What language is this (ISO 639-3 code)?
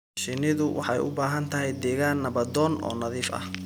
som